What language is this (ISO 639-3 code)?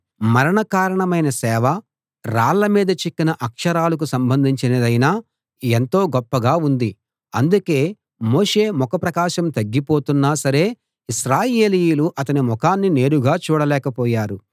tel